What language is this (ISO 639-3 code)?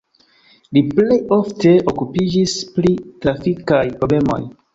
epo